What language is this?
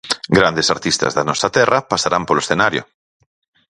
Galician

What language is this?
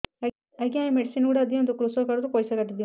Odia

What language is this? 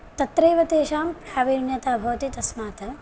Sanskrit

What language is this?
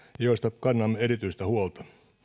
Finnish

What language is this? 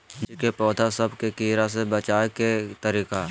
Magahi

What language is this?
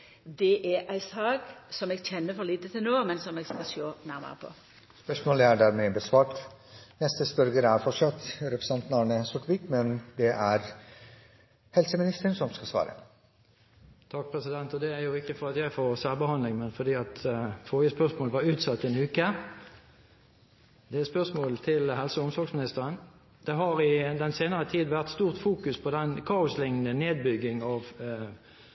Norwegian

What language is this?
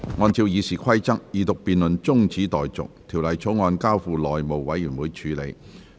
Cantonese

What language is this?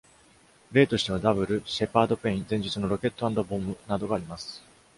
Japanese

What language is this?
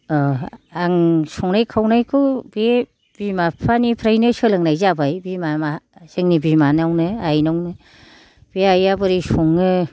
Bodo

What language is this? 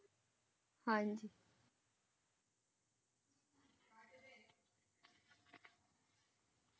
Punjabi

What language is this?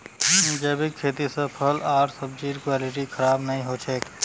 Magahi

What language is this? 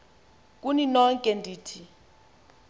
Xhosa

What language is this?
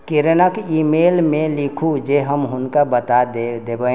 Maithili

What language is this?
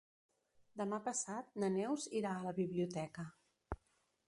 Catalan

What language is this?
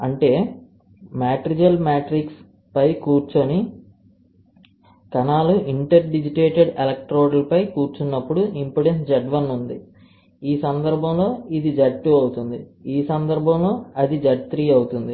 Telugu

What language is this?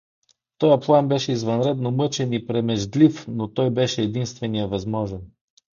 Bulgarian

